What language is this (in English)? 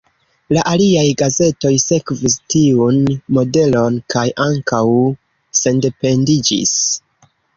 Esperanto